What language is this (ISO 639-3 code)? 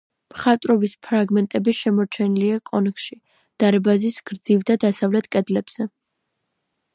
kat